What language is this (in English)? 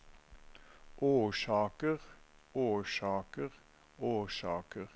Norwegian